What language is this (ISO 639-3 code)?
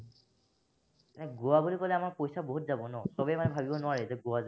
asm